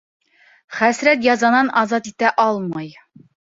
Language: Bashkir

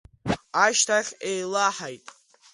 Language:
Abkhazian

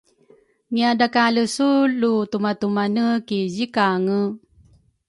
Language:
Rukai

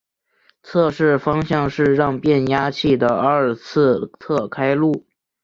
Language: Chinese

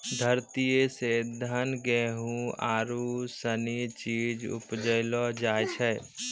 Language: Maithili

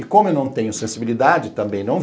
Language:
Portuguese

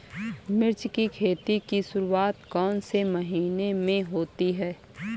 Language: Hindi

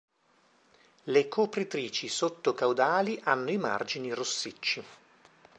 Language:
Italian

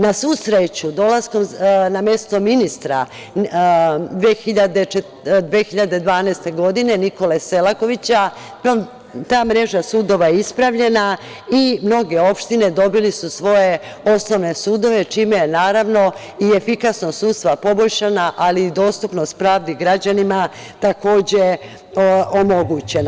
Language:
Serbian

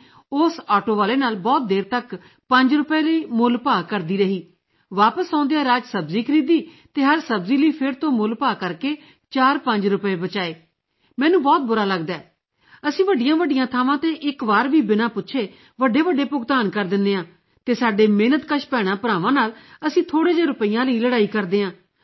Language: Punjabi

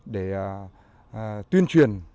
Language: Vietnamese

